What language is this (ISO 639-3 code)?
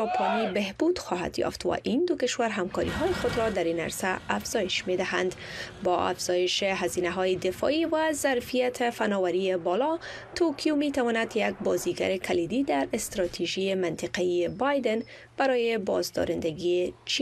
fas